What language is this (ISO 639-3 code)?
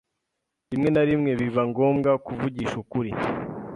kin